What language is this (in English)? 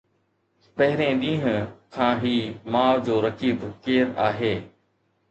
Sindhi